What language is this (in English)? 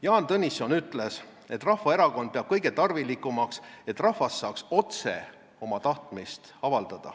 Estonian